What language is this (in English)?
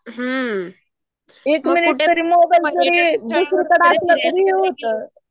Marathi